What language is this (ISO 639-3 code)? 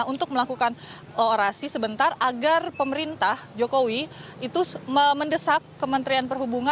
ind